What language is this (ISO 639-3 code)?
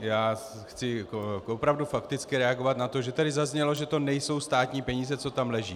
ces